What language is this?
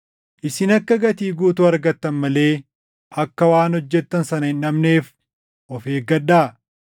Oromo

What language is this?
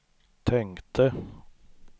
Swedish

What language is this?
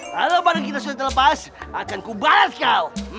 Indonesian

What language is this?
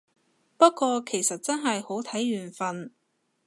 Cantonese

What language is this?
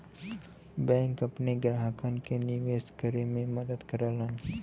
Bhojpuri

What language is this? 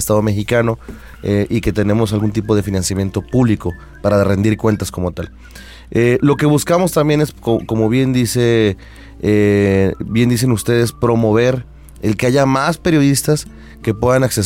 Spanish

